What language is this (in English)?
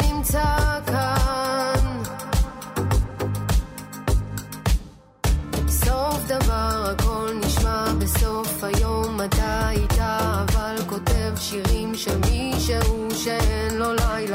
Hebrew